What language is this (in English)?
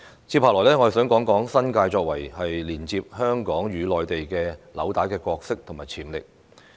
Cantonese